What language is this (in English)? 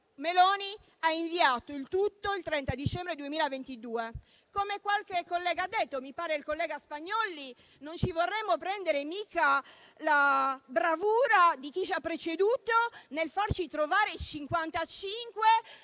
Italian